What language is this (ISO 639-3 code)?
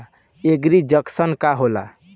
bho